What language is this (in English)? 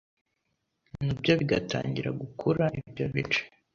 Kinyarwanda